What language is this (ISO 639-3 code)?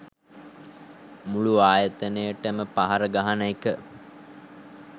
sin